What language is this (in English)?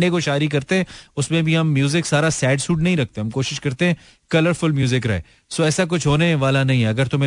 Hindi